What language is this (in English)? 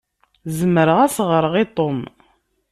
Kabyle